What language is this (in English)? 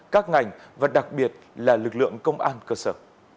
Vietnamese